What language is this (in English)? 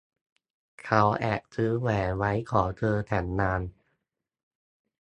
Thai